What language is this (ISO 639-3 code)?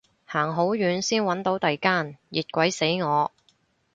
yue